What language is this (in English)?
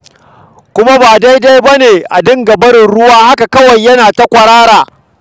Hausa